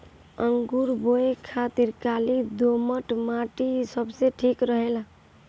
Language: Bhojpuri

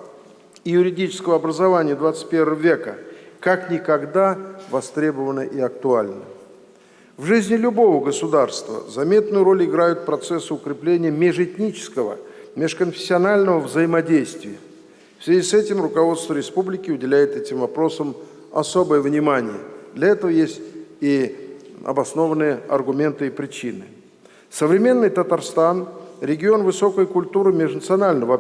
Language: Russian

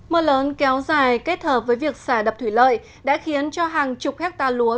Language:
Vietnamese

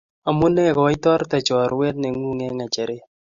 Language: Kalenjin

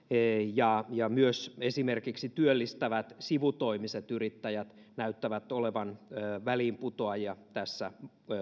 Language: Finnish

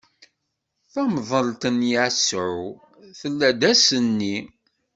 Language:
Kabyle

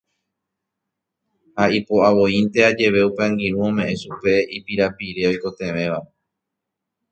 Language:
Guarani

